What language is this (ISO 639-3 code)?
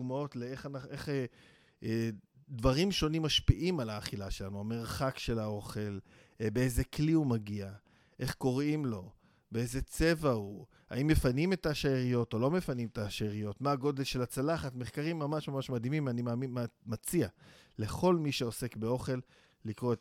heb